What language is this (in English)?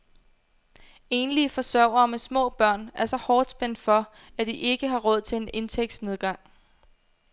Danish